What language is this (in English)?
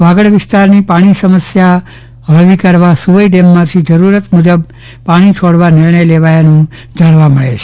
Gujarati